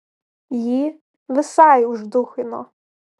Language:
Lithuanian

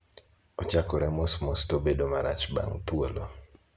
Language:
Luo (Kenya and Tanzania)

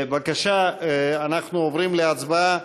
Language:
Hebrew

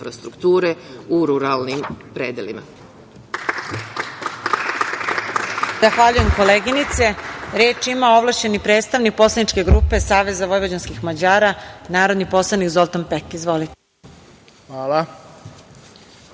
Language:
Serbian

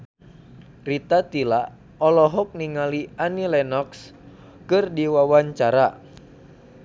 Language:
Sundanese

